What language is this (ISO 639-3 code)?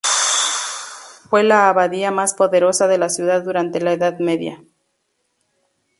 spa